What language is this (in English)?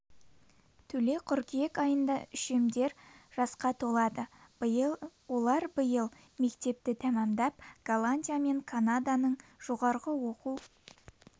Kazakh